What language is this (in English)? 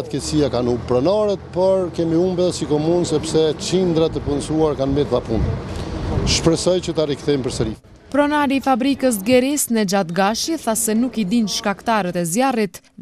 Romanian